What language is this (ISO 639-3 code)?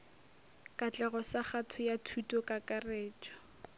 nso